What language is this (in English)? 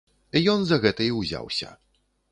Belarusian